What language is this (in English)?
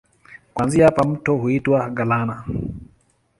Swahili